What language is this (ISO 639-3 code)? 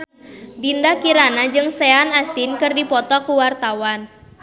sun